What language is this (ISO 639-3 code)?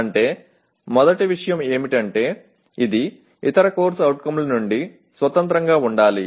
tel